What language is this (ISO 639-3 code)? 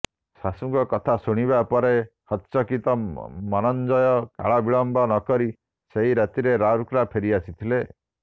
ori